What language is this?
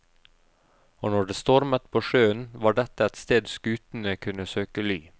Norwegian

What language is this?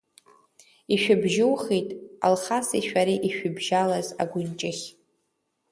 Abkhazian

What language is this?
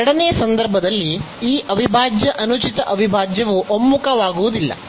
Kannada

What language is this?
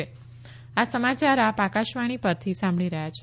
Gujarati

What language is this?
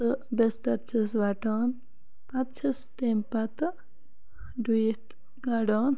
Kashmiri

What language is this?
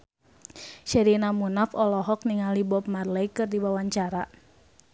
Sundanese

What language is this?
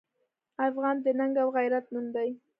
Pashto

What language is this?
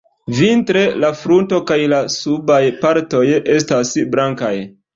Esperanto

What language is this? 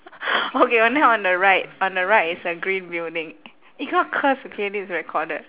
English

